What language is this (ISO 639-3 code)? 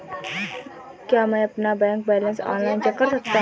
hin